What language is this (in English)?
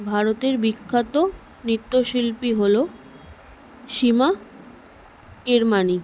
Bangla